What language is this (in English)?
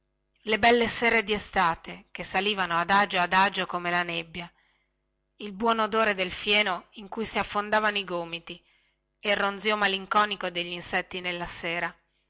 Italian